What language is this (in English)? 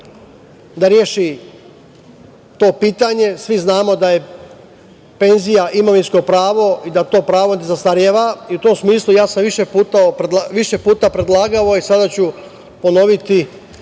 Serbian